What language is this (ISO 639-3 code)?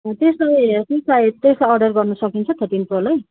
nep